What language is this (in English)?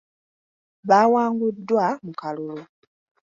Ganda